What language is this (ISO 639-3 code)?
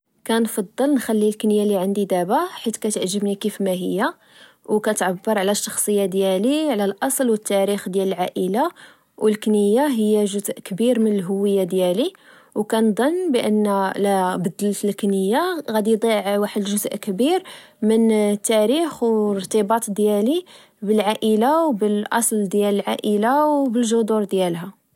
ary